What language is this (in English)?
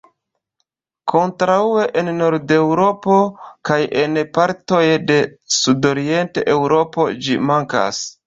Esperanto